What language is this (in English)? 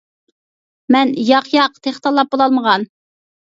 Uyghur